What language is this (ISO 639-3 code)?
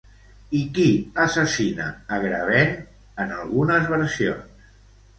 cat